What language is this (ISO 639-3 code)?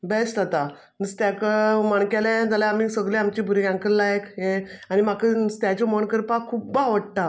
kok